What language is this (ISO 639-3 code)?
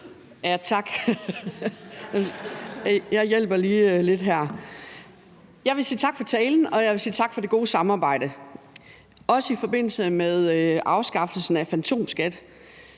dan